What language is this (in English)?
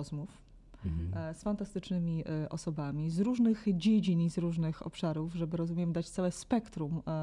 Polish